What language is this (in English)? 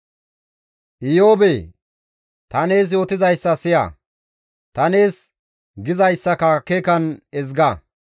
Gamo